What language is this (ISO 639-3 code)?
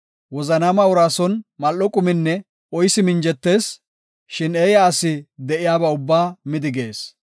gof